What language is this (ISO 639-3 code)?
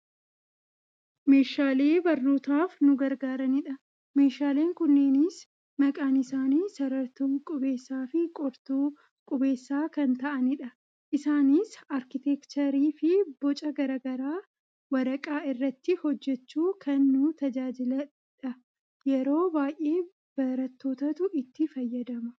orm